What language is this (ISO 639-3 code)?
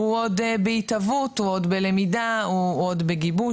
heb